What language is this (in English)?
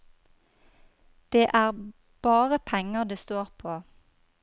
Norwegian